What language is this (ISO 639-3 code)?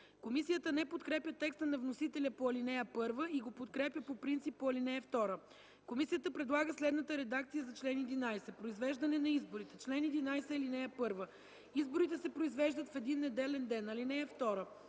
bul